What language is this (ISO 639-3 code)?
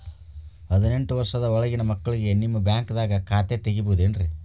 kan